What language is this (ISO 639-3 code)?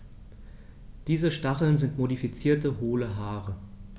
deu